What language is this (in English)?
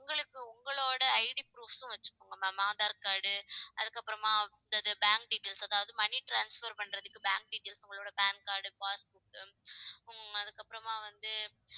Tamil